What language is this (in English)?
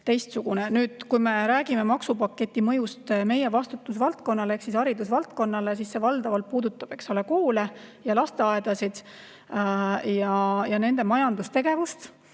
Estonian